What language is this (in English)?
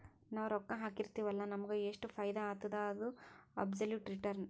Kannada